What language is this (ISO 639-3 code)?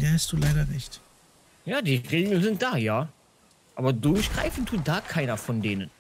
deu